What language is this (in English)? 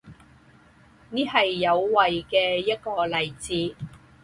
Chinese